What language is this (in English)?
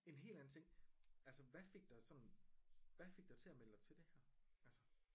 Danish